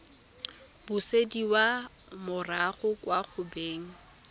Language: Tswana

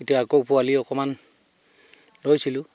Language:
Assamese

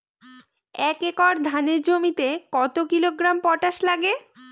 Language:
Bangla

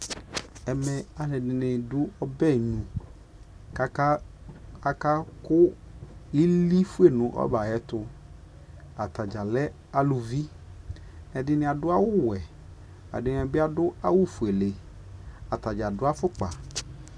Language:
Ikposo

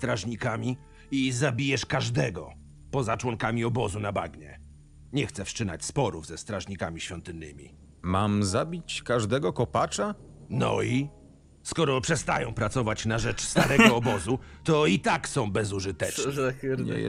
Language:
Polish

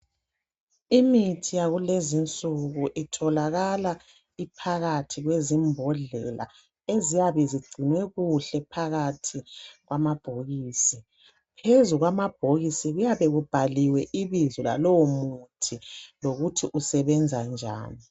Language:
North Ndebele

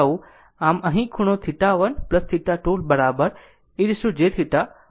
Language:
Gujarati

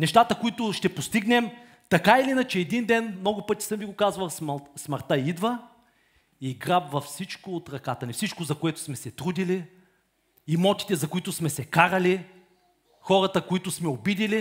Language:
Bulgarian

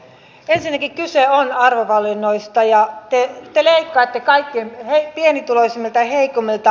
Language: Finnish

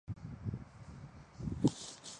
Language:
Chinese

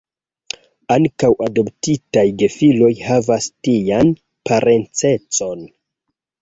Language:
Esperanto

